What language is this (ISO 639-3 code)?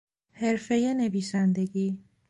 fas